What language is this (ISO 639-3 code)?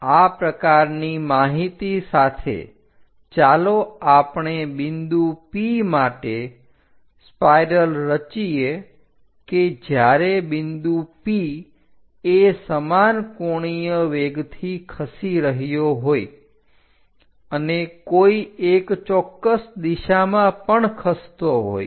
guj